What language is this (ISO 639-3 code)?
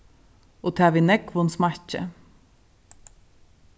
fao